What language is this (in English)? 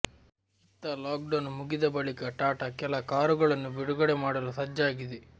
Kannada